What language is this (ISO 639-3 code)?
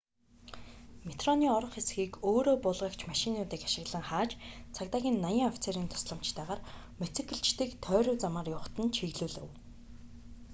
mon